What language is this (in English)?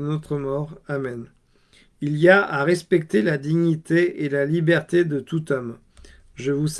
French